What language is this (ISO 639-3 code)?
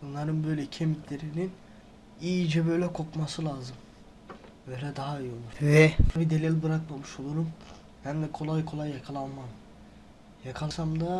tur